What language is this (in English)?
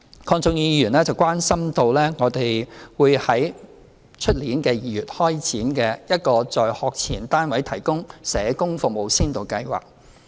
Cantonese